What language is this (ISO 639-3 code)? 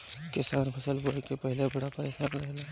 bho